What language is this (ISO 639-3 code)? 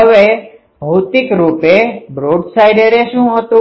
guj